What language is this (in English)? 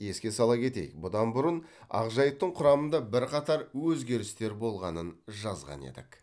Kazakh